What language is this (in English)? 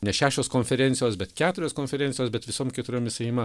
Lithuanian